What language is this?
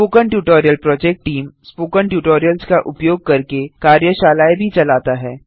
Hindi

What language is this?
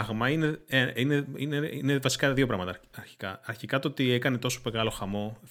Greek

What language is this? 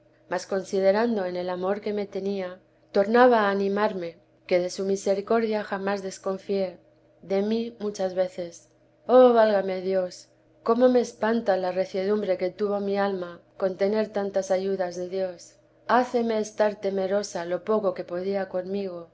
Spanish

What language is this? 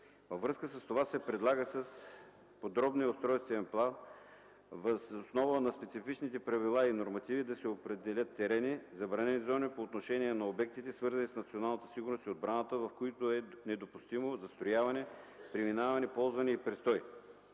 Bulgarian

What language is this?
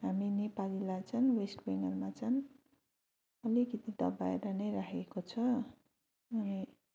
Nepali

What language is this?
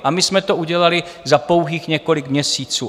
Czech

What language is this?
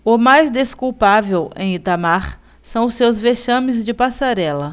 Portuguese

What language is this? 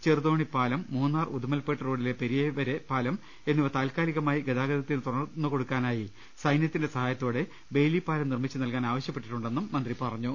Malayalam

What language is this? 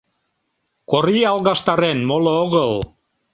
Mari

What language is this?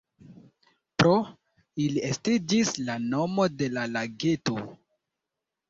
Esperanto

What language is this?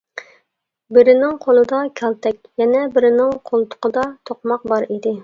Uyghur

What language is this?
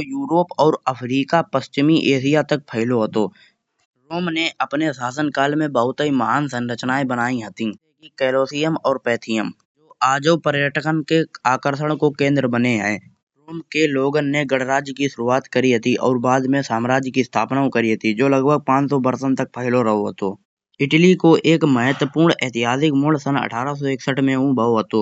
Kanauji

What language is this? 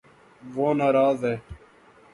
Urdu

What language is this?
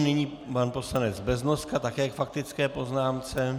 Czech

